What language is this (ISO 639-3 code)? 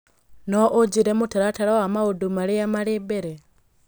kik